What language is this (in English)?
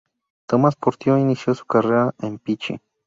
Spanish